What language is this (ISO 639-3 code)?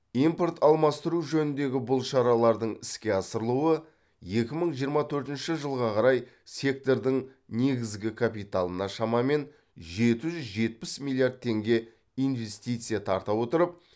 kaz